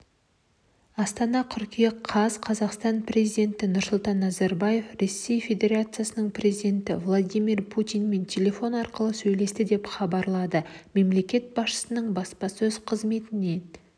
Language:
Kazakh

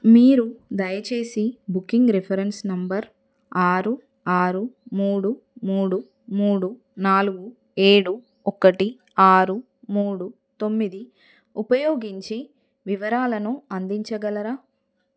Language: Telugu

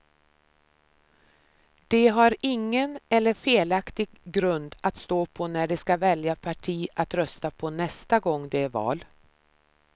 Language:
Swedish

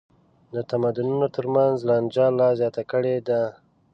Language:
Pashto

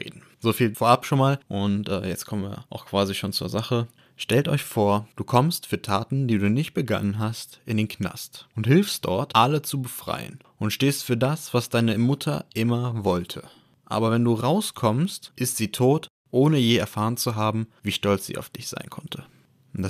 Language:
German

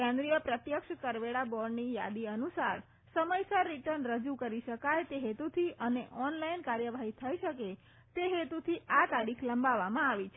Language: Gujarati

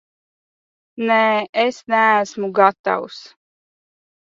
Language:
Latvian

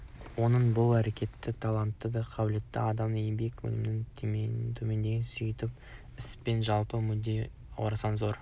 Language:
Kazakh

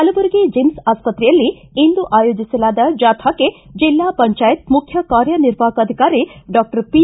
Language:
Kannada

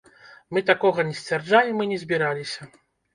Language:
Belarusian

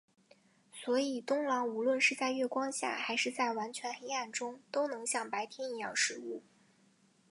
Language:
Chinese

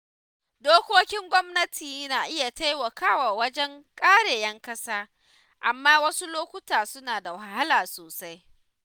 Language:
Hausa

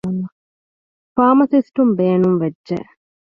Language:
Divehi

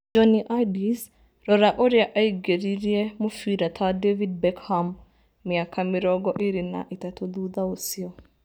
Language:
Kikuyu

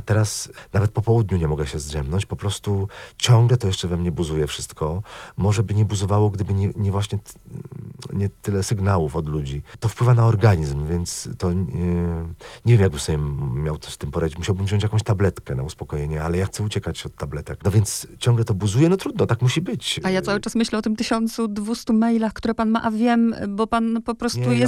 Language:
Polish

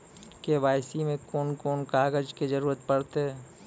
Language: Maithili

